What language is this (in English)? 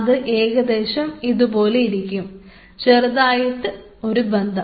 Malayalam